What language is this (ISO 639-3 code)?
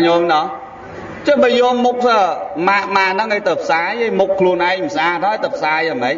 vie